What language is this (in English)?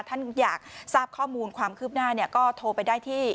Thai